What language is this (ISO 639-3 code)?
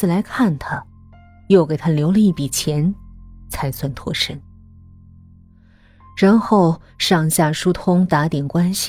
zho